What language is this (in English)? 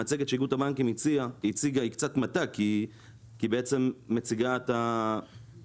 Hebrew